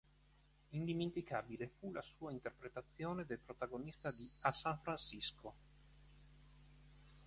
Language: Italian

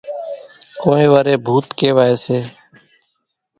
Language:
Kachi Koli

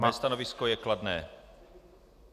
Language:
Czech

